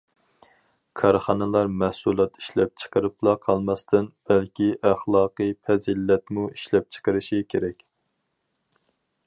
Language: Uyghur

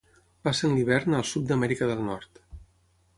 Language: Catalan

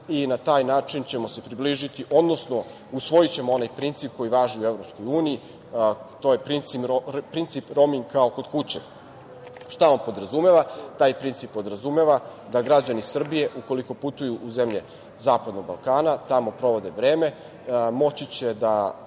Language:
Serbian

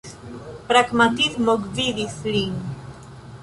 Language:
Esperanto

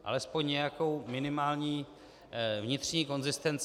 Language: Czech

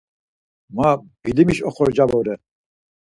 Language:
Laz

